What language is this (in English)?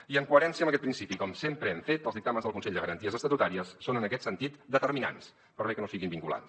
Catalan